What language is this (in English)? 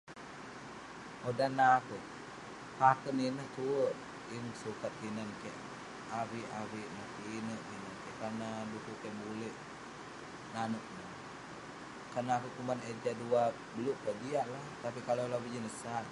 Western Penan